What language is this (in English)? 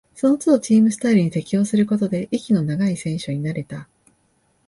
Japanese